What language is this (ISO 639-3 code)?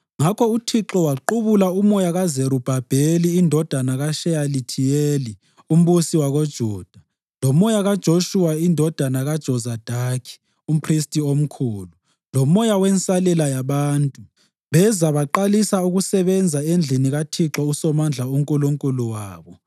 nde